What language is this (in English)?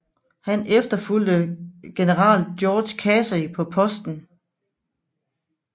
Danish